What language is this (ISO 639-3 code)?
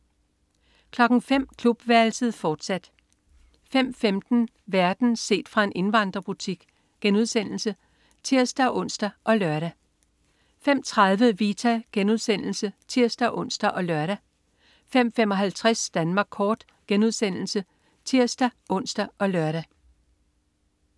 dan